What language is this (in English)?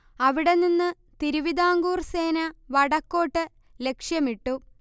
Malayalam